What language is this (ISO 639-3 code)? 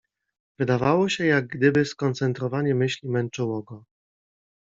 pol